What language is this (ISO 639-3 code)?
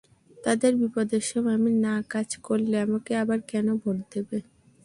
ben